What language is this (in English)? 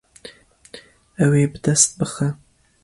Kurdish